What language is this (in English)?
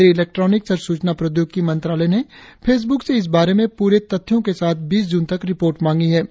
Hindi